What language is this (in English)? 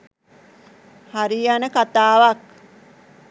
Sinhala